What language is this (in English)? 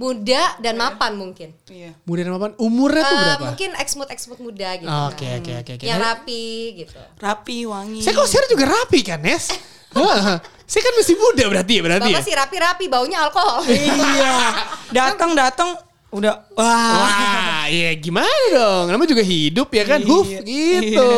Indonesian